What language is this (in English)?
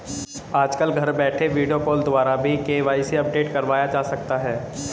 Hindi